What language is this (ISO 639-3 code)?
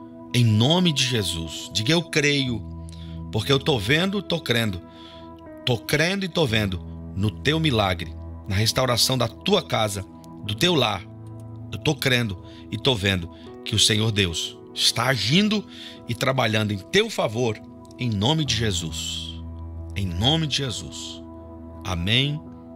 por